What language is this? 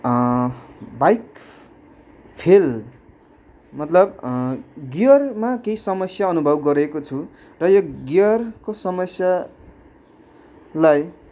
Nepali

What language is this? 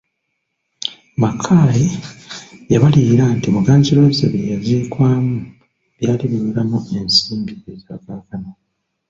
Ganda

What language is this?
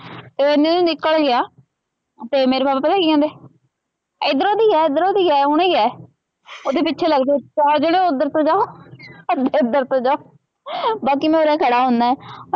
Punjabi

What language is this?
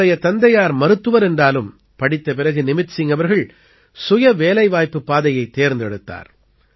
Tamil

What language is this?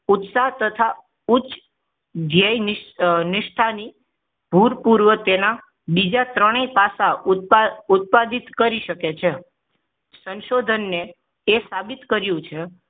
Gujarati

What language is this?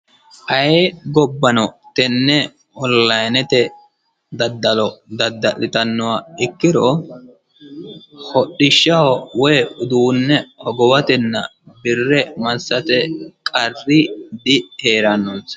Sidamo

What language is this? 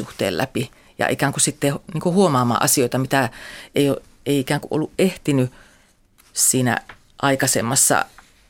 Finnish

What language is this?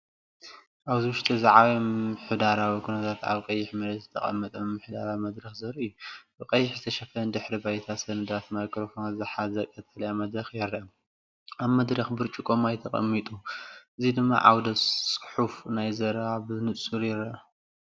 Tigrinya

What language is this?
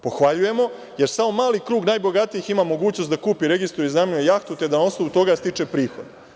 Serbian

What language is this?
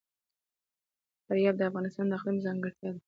Pashto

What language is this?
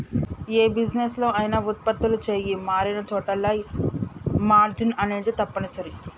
Telugu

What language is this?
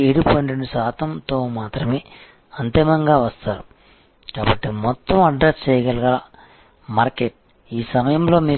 Telugu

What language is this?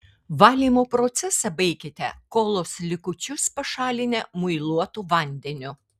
Lithuanian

